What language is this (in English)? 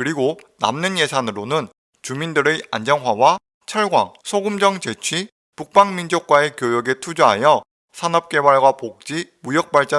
Korean